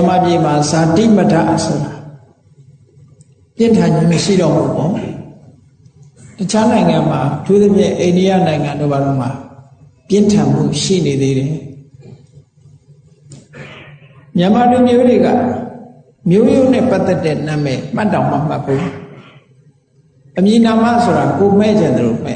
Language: Vietnamese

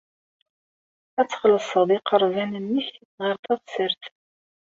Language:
Kabyle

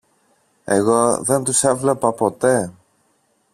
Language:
Greek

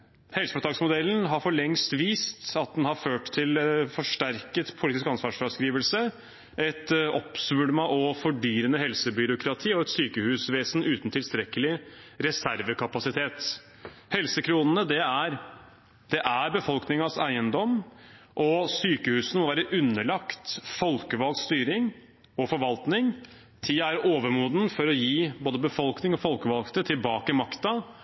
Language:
Norwegian Bokmål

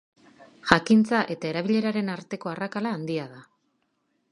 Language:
Basque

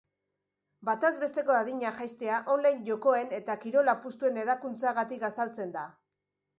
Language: Basque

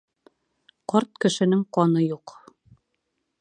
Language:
Bashkir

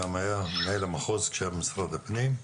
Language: Hebrew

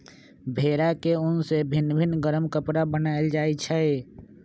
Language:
Magahi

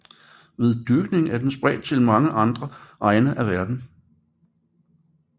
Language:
Danish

